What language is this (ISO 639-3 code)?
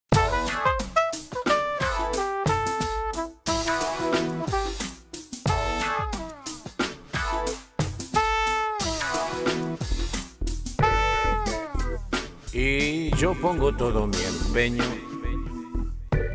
spa